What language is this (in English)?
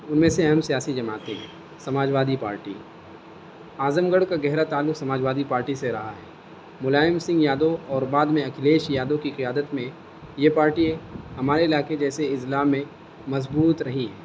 Urdu